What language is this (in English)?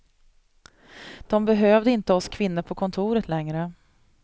Swedish